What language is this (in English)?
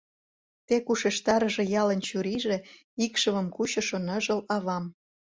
Mari